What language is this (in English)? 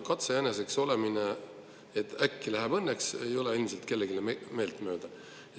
Estonian